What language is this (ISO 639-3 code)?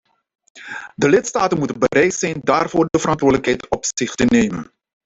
nld